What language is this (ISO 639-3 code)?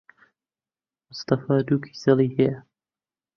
ckb